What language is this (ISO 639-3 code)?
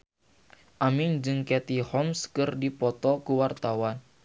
sun